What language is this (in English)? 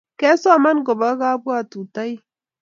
Kalenjin